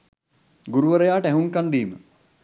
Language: Sinhala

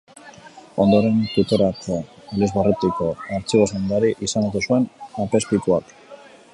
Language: Basque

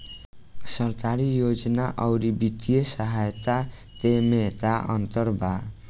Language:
Bhojpuri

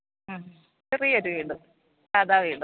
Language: Malayalam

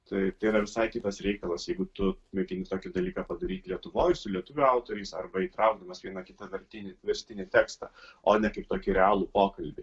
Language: Lithuanian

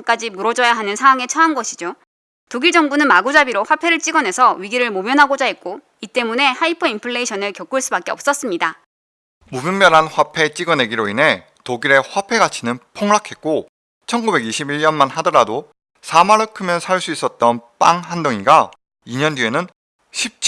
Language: Korean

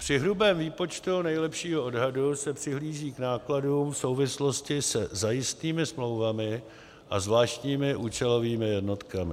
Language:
Czech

